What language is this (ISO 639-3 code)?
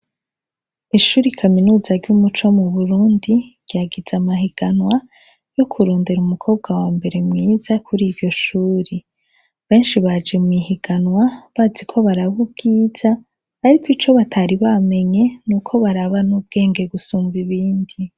run